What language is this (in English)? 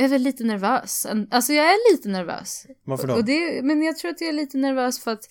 Swedish